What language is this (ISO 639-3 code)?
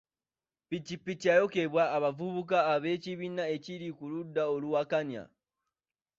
lug